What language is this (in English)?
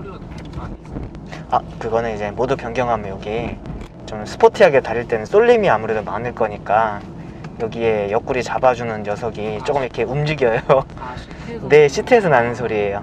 Korean